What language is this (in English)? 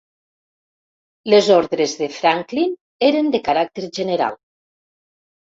Catalan